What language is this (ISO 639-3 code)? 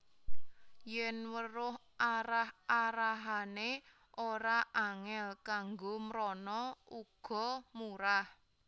jav